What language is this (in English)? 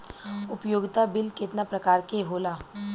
Bhojpuri